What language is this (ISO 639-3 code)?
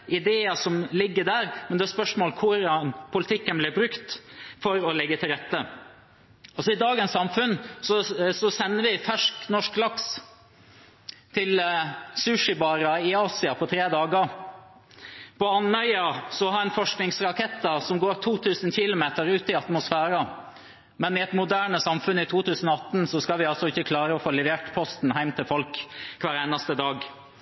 nob